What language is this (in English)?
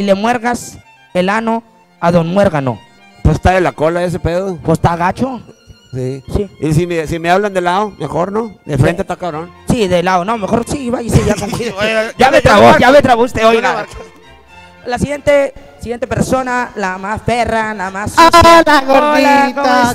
Spanish